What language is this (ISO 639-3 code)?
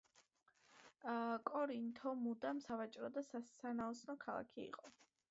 kat